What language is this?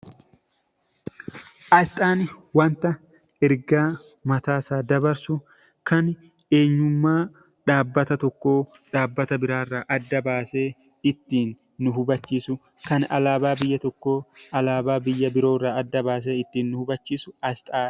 Oromo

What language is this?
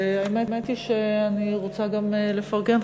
Hebrew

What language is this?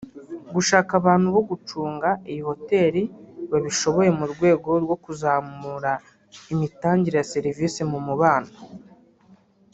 Kinyarwanda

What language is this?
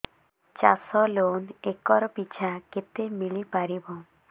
Odia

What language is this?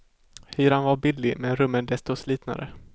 Swedish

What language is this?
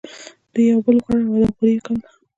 Pashto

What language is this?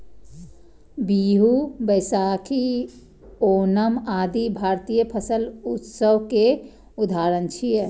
Maithili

